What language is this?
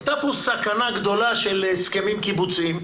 Hebrew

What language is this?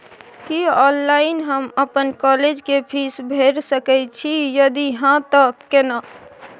Maithili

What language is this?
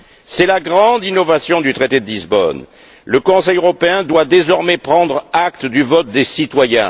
French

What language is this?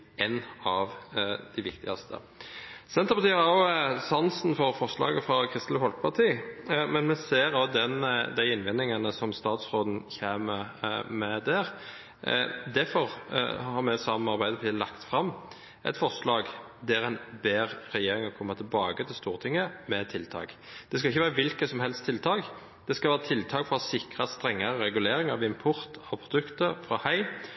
Norwegian Bokmål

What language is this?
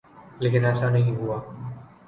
Urdu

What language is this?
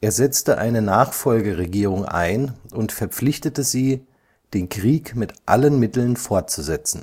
German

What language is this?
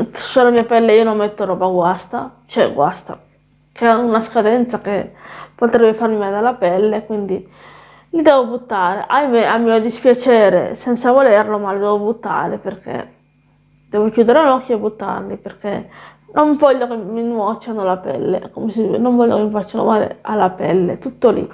Italian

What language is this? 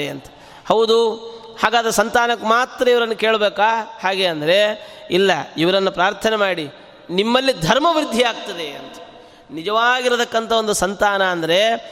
Kannada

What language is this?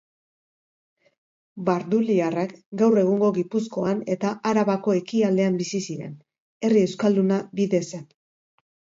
Basque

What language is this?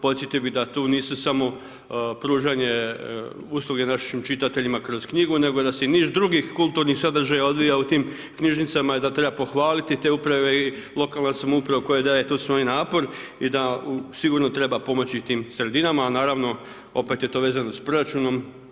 Croatian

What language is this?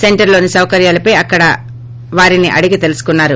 Telugu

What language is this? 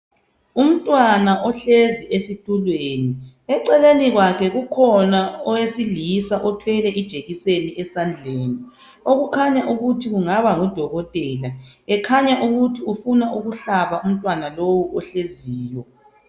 North Ndebele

